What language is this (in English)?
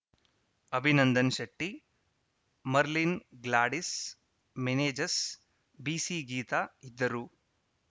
Kannada